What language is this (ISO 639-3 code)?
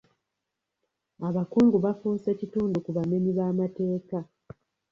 lug